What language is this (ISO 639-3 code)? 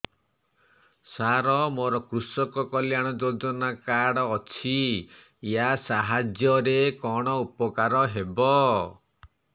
ori